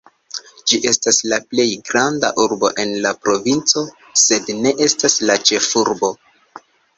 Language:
Esperanto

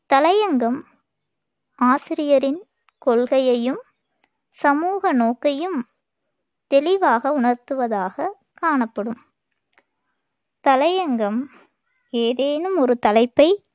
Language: Tamil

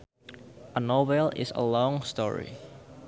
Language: Sundanese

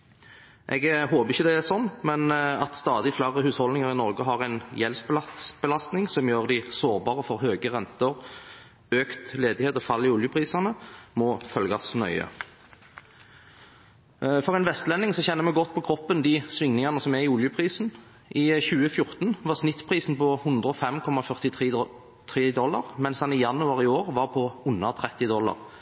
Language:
Norwegian Bokmål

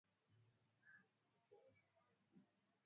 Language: Swahili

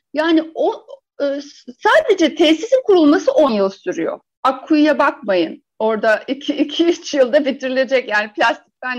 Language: Turkish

